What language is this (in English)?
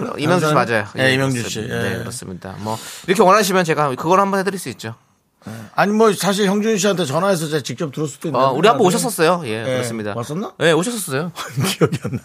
Korean